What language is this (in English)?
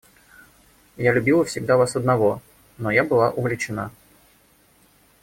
Russian